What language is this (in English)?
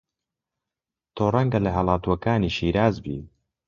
Central Kurdish